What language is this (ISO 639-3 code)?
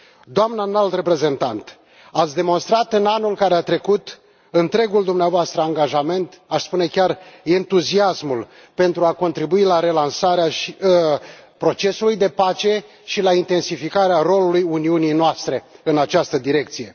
ron